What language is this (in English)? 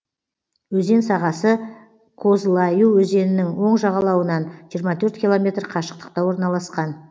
Kazakh